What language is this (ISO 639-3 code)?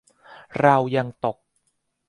tha